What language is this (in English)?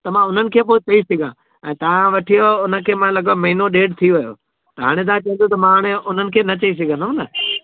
Sindhi